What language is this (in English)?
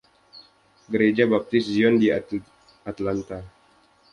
Indonesian